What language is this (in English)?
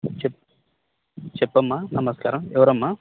Telugu